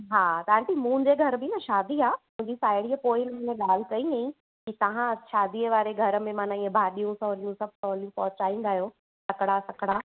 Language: Sindhi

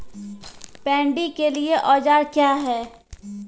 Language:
Maithili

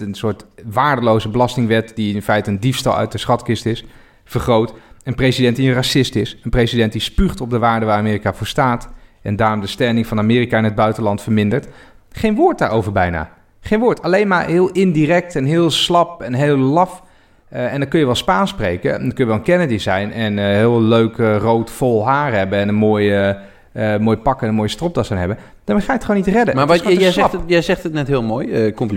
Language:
Dutch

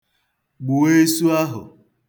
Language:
Igbo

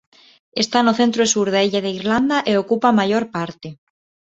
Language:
Galician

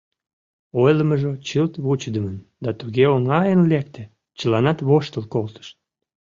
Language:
Mari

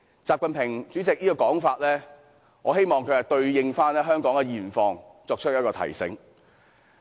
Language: Cantonese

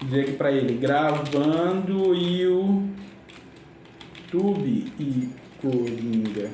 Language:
Portuguese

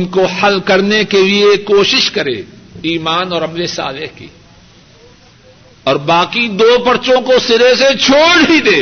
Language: Urdu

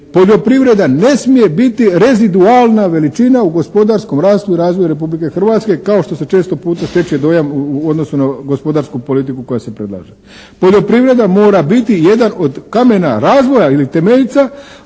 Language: Croatian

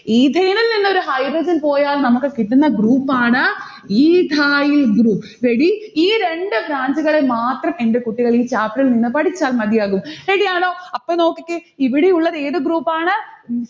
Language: Malayalam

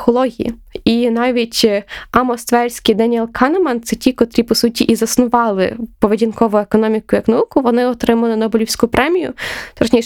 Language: Ukrainian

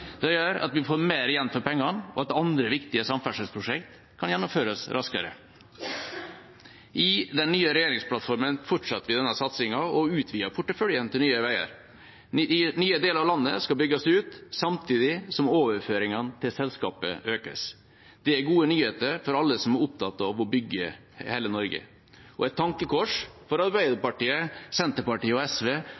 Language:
Norwegian Bokmål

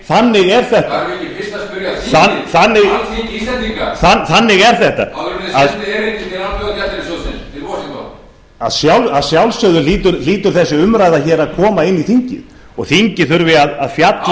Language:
Icelandic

